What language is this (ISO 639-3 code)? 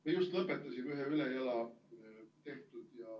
est